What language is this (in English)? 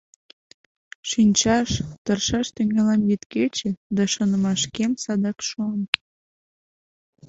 Mari